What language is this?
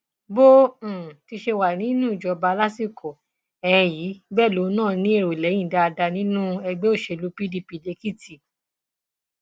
Yoruba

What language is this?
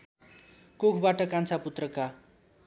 Nepali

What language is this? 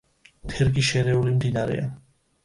Georgian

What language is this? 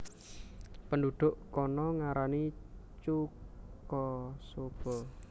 Javanese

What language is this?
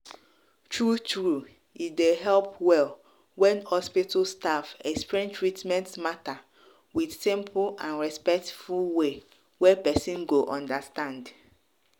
Nigerian Pidgin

